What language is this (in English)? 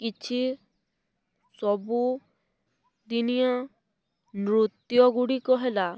Odia